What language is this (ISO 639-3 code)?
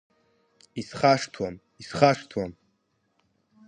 abk